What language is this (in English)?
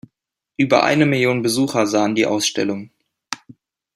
German